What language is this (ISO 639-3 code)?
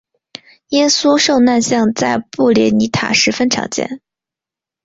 zho